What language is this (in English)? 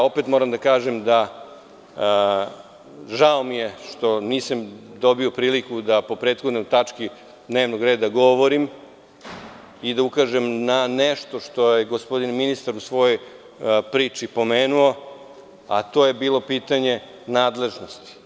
Serbian